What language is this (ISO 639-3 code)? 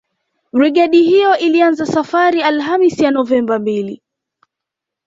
swa